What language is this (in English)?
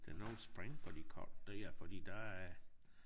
Danish